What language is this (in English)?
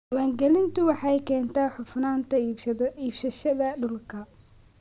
Somali